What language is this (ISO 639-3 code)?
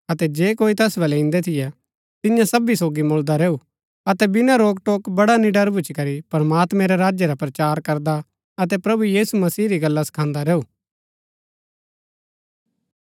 gbk